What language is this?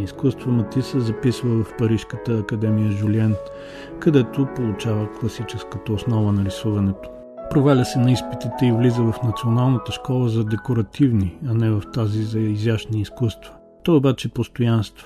Bulgarian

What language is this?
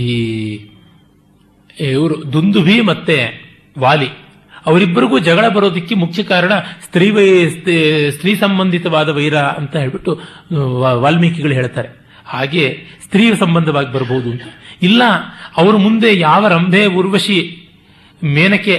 Kannada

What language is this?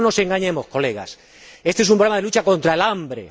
Spanish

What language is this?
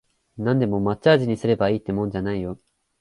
Japanese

